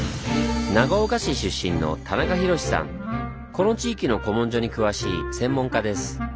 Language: Japanese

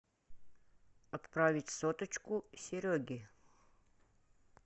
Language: Russian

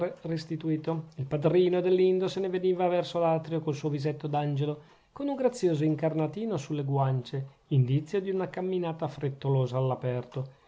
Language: Italian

